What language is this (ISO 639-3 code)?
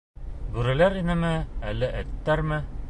bak